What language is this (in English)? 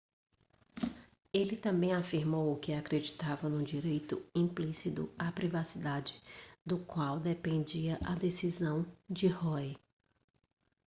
Portuguese